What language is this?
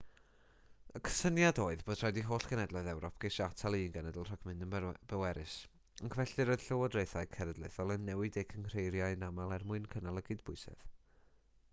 Welsh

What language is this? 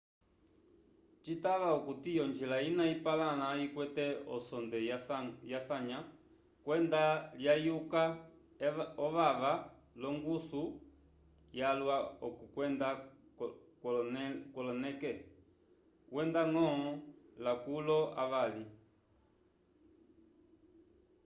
Umbundu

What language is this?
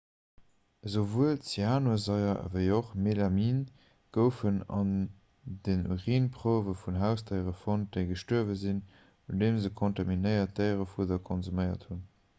Luxembourgish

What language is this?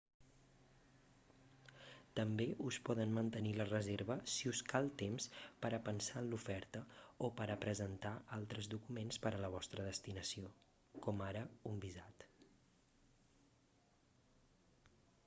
Catalan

